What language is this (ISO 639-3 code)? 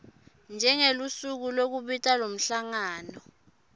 ssw